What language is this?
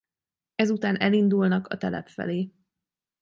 Hungarian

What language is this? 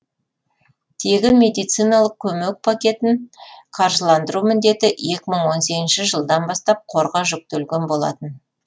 Kazakh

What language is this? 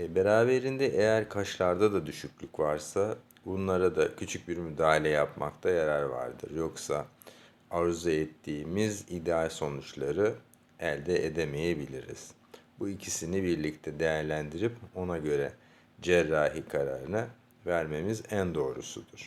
Turkish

